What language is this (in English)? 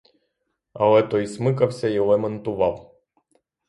Ukrainian